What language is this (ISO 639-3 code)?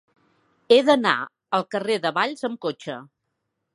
cat